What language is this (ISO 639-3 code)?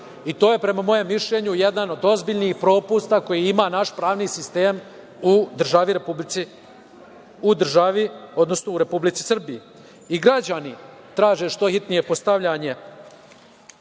srp